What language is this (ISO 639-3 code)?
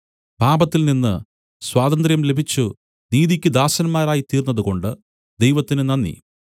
mal